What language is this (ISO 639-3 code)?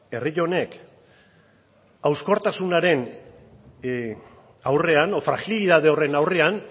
eus